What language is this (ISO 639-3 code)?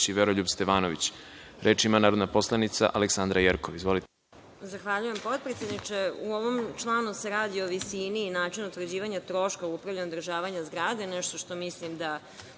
srp